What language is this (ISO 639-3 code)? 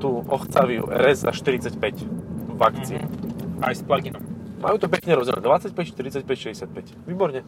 slk